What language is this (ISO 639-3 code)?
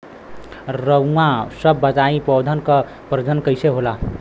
bho